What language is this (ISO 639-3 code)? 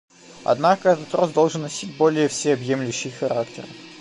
rus